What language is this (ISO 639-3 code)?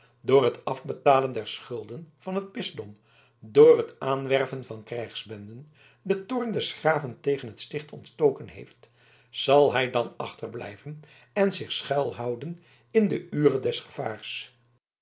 nld